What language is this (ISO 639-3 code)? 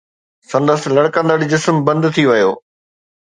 snd